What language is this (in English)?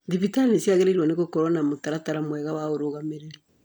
Kikuyu